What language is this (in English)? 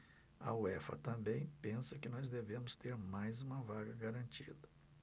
Portuguese